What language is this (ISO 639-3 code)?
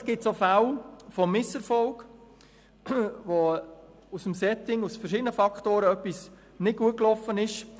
gsw